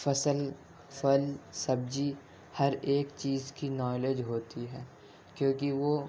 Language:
Urdu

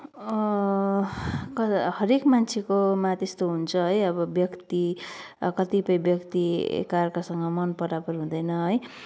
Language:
Nepali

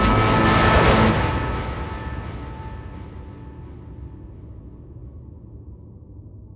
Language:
Thai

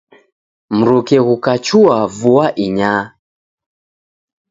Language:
Taita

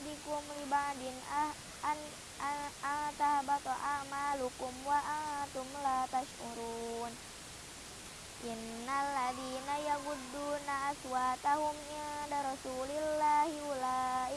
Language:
Indonesian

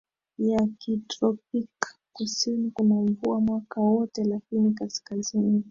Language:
Swahili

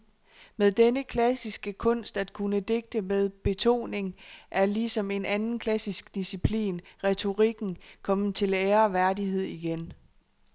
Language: Danish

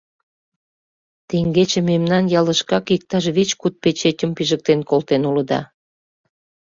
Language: Mari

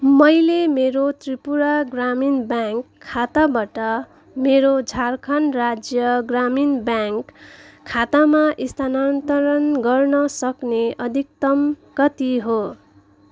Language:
Nepali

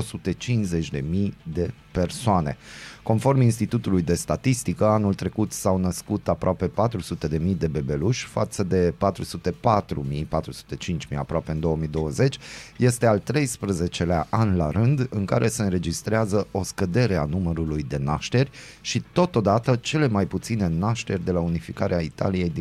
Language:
Romanian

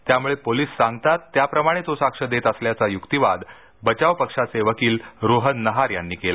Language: Marathi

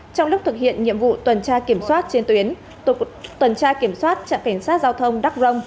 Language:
Vietnamese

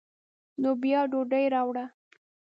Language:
Pashto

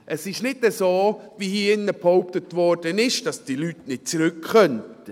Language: Swiss German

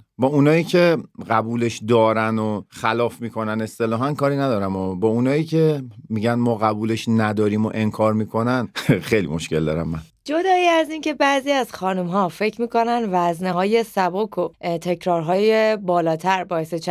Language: Persian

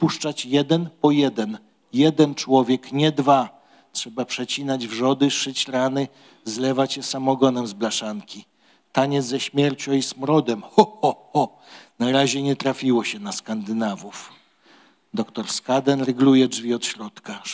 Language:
Polish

